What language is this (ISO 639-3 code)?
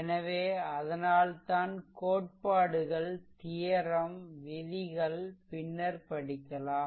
tam